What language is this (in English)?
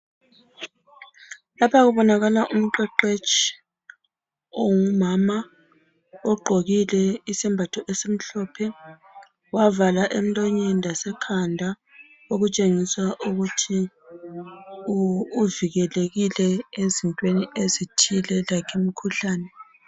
North Ndebele